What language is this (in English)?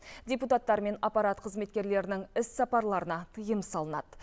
Kazakh